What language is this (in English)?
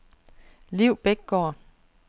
Danish